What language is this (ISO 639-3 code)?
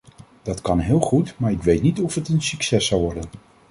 nld